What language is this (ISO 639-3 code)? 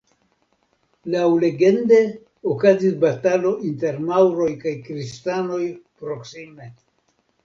epo